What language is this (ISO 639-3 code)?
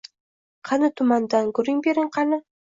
uzb